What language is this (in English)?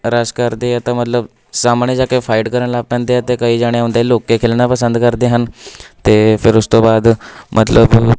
Punjabi